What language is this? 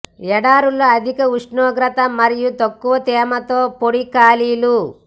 Telugu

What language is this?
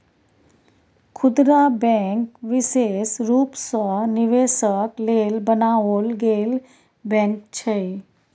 Maithili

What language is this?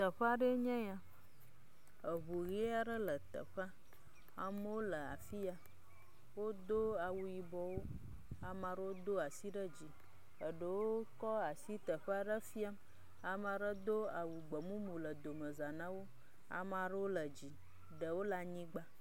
Ewe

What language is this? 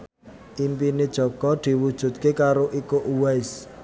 Javanese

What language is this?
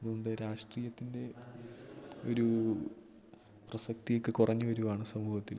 Malayalam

